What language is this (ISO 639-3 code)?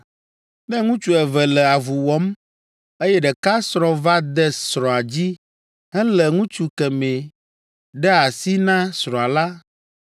ewe